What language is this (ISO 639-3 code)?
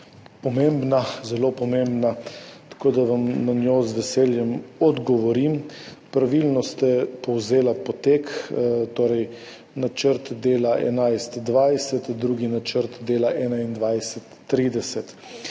slv